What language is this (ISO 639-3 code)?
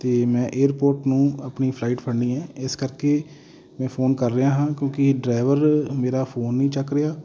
pan